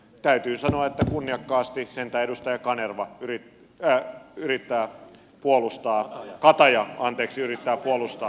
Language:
Finnish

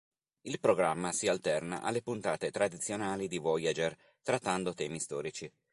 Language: Italian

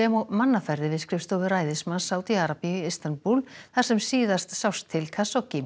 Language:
Icelandic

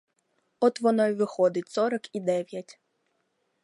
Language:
Ukrainian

